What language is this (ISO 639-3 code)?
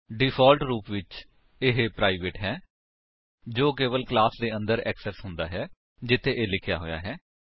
pan